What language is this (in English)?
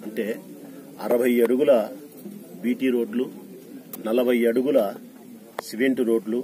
Indonesian